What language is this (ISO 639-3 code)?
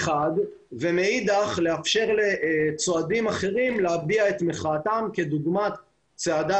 heb